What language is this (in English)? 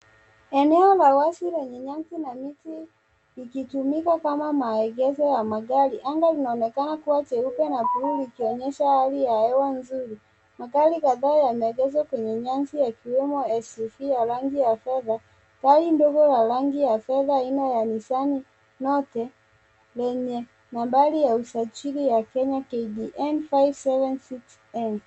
Swahili